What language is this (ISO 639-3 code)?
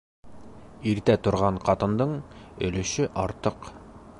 bak